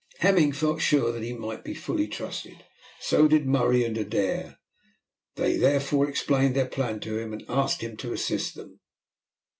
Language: English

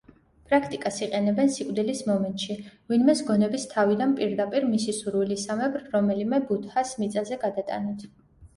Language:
Georgian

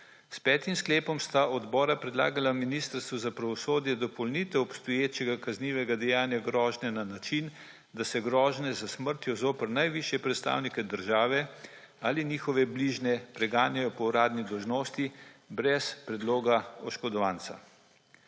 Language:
Slovenian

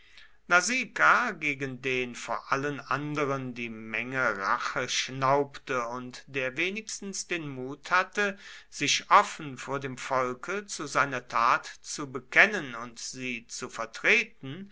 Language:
German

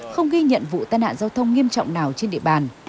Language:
Vietnamese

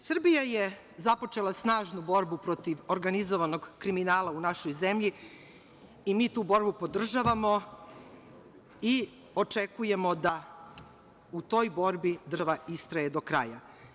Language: Serbian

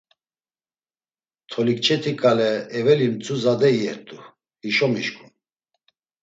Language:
Laz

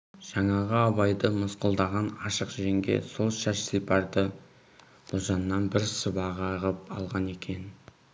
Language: Kazakh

